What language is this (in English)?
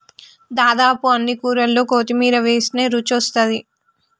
Telugu